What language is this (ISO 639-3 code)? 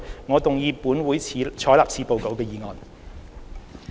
yue